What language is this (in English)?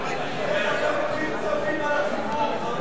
Hebrew